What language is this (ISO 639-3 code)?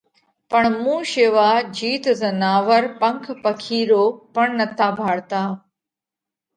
kvx